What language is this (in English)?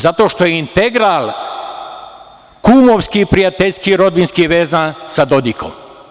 Serbian